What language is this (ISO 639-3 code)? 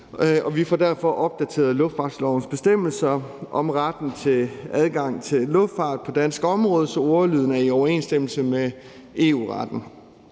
dan